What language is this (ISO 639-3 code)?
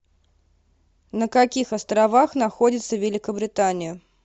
rus